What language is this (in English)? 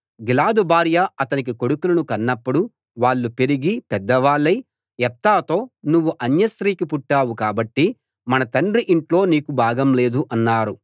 Telugu